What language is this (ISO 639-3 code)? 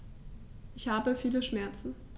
deu